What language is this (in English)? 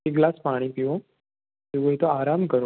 Gujarati